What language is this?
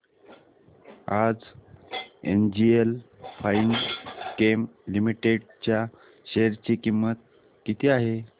Marathi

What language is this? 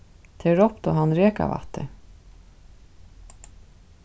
Faroese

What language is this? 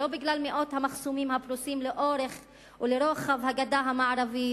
Hebrew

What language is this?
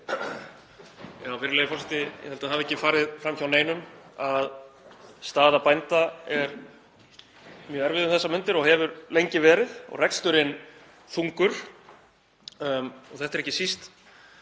Icelandic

